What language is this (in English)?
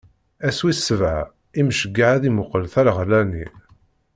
Kabyle